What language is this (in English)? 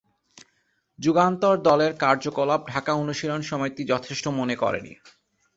Bangla